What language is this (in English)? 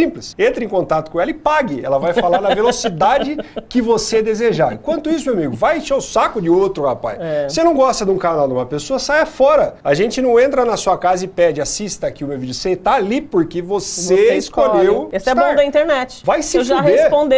Portuguese